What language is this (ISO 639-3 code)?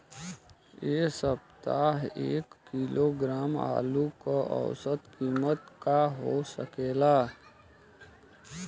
bho